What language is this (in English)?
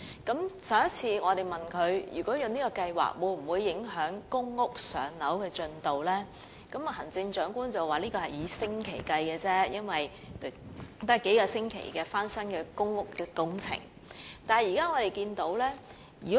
Cantonese